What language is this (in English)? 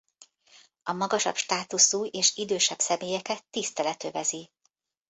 Hungarian